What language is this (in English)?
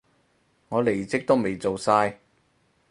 Cantonese